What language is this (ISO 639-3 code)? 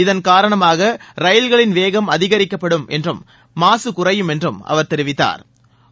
tam